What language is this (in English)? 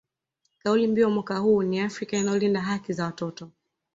Swahili